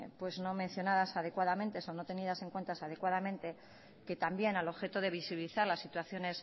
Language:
Spanish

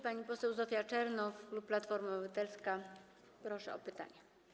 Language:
Polish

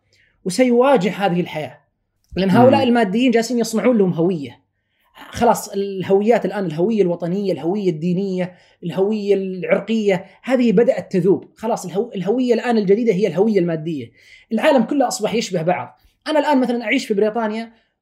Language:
Arabic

